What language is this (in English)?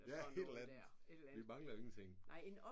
Danish